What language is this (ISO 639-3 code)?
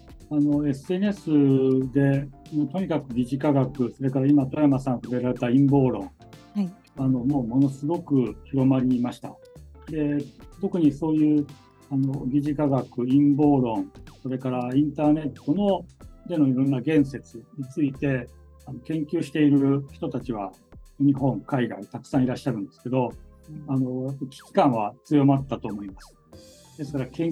jpn